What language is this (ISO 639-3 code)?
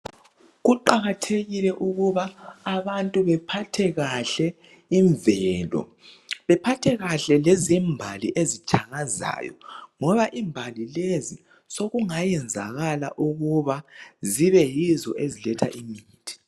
nde